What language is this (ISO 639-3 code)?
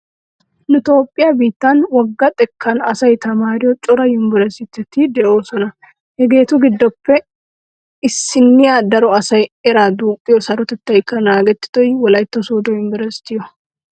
wal